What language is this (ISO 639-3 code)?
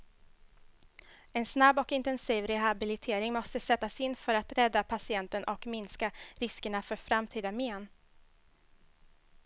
swe